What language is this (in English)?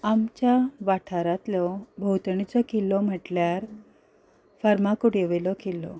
Konkani